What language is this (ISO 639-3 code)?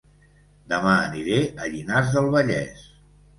cat